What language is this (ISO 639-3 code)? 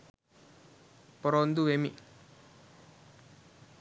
sin